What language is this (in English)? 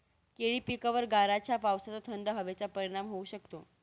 Marathi